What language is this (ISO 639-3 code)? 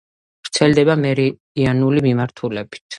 kat